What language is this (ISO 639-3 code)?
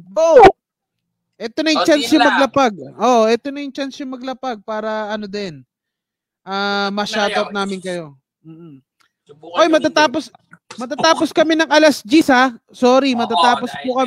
fil